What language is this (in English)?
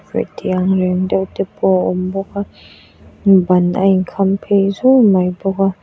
Mizo